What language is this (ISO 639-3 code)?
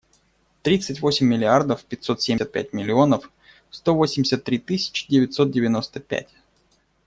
rus